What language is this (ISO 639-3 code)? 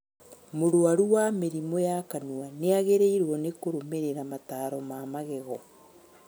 kik